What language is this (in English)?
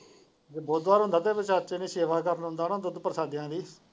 Punjabi